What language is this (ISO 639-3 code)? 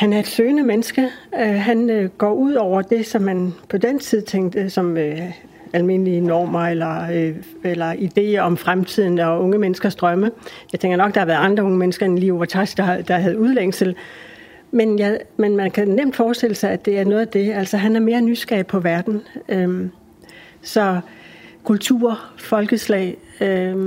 dan